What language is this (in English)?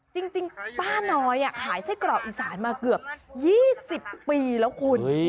Thai